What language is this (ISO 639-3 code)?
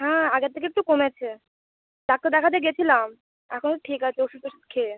ben